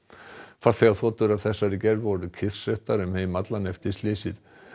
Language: Icelandic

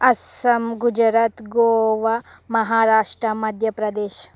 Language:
Telugu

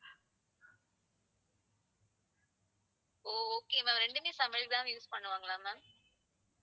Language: Tamil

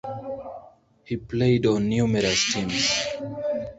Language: English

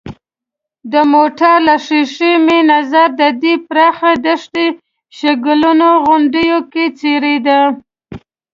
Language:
Pashto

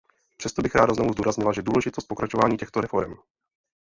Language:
Czech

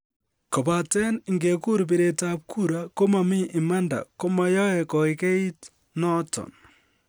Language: Kalenjin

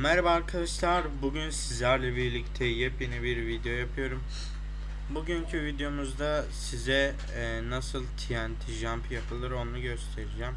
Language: Turkish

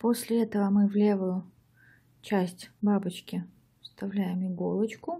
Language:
Russian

